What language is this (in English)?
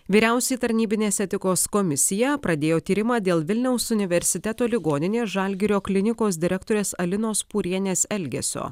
Lithuanian